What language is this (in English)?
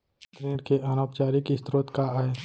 Chhattisgarhi